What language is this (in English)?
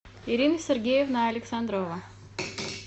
Russian